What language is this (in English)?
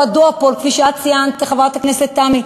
Hebrew